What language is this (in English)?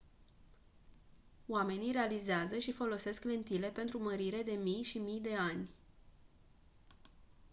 Romanian